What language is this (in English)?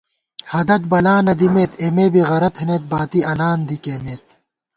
Gawar-Bati